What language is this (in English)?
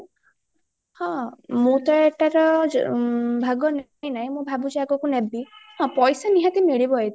Odia